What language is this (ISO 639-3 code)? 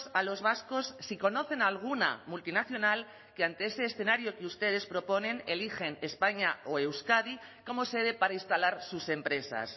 spa